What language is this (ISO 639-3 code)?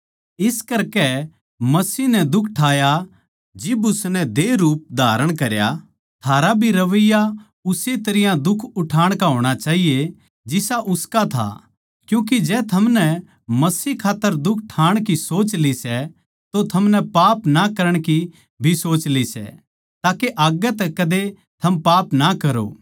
bgc